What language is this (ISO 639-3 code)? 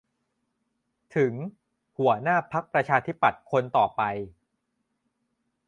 tha